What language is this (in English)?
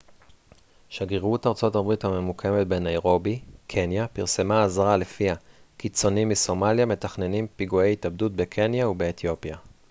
Hebrew